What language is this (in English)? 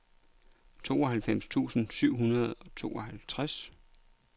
Danish